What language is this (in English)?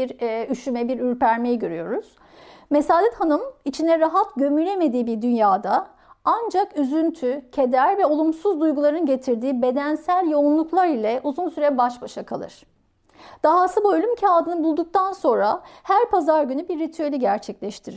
Turkish